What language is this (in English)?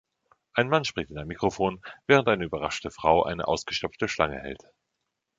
German